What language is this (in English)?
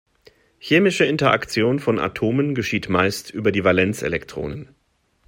German